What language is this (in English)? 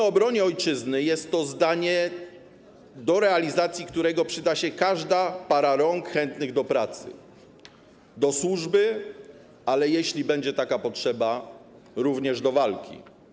Polish